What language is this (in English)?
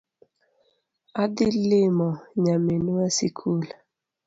Luo (Kenya and Tanzania)